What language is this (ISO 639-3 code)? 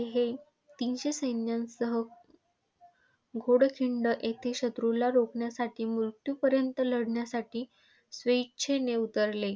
mar